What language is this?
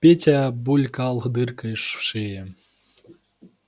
Russian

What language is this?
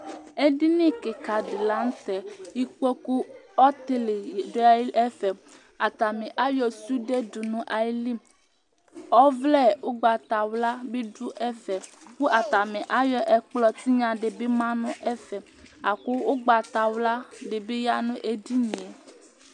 Ikposo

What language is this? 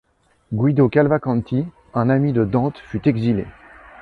French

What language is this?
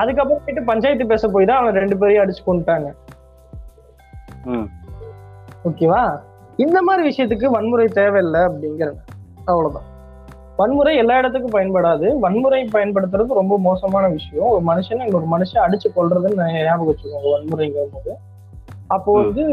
Tamil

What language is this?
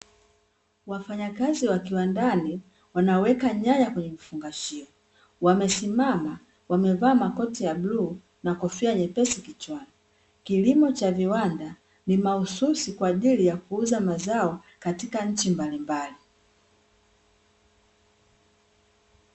Swahili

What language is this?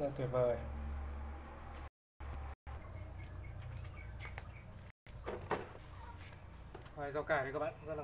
Vietnamese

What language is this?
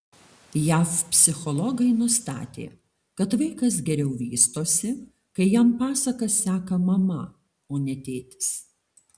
Lithuanian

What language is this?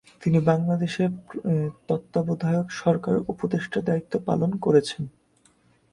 Bangla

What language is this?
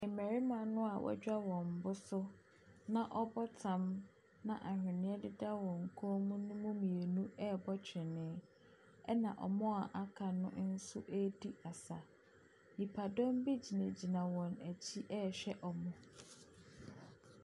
Akan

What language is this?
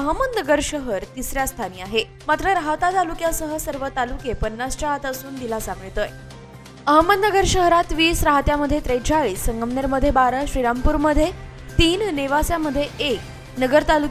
Romanian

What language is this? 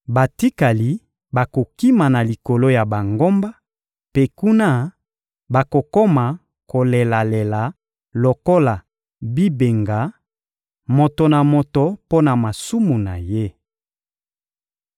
Lingala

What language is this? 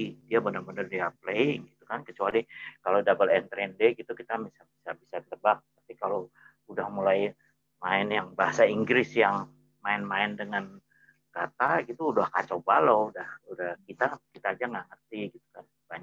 Indonesian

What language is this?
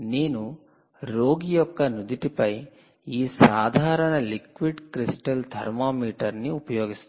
Telugu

